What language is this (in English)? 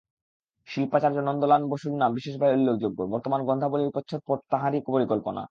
Bangla